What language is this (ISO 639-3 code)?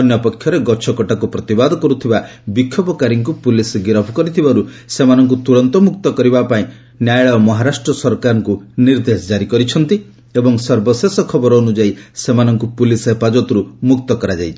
ori